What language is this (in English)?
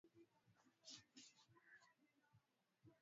Swahili